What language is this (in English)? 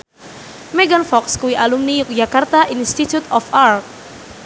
Javanese